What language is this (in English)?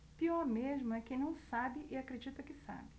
Portuguese